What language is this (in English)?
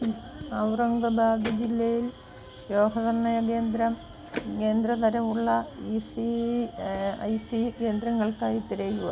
Malayalam